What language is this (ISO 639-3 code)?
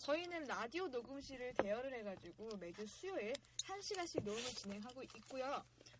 kor